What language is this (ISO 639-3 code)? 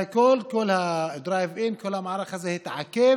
heb